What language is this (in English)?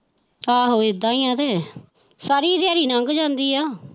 Punjabi